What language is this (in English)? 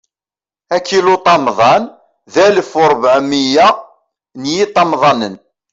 Kabyle